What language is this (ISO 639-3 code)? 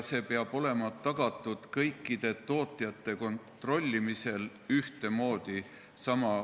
est